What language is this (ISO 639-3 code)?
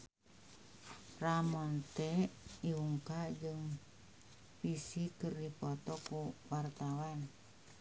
sun